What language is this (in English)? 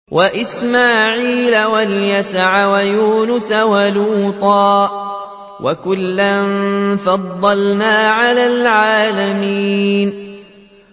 Arabic